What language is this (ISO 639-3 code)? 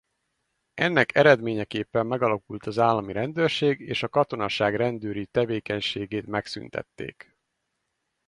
hun